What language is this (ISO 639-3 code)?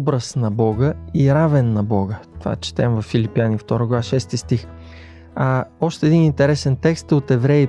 bul